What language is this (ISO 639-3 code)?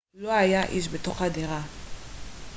heb